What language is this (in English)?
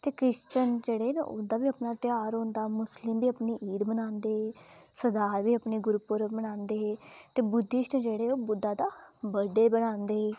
Dogri